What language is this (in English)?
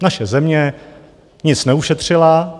Czech